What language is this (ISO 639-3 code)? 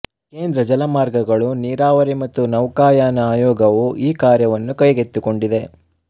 kan